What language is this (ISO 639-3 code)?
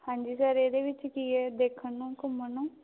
pan